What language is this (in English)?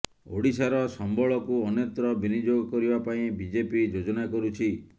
Odia